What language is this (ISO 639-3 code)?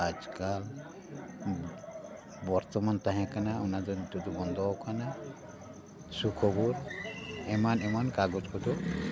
sat